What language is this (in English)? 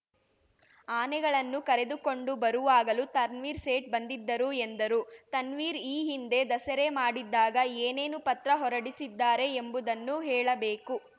Kannada